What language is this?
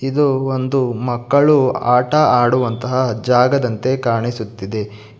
Kannada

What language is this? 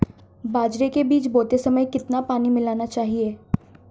Hindi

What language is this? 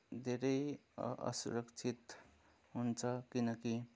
Nepali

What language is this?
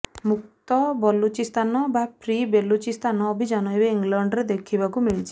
Odia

